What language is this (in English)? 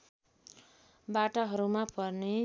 Nepali